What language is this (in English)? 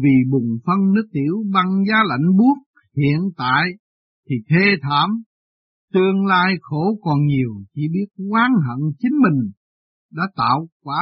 Vietnamese